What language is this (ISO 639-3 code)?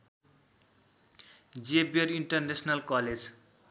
nep